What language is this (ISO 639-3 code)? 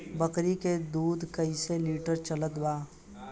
bho